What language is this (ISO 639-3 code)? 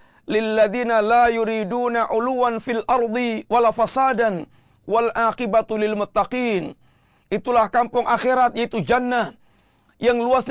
msa